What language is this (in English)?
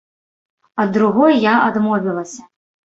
Belarusian